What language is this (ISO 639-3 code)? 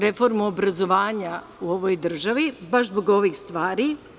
srp